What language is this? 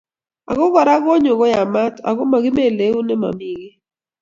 Kalenjin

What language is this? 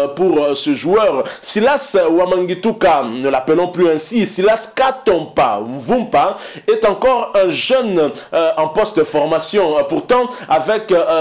French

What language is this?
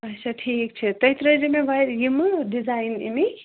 Kashmiri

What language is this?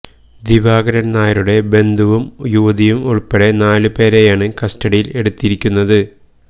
Malayalam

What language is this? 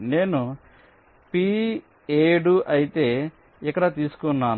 Telugu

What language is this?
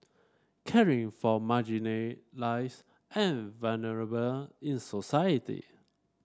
English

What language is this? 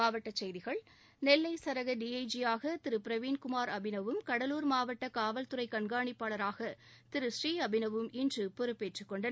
Tamil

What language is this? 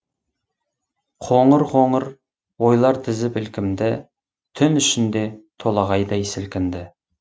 Kazakh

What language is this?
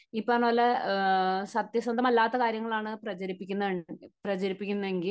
Malayalam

